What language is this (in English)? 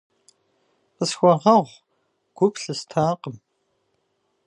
Kabardian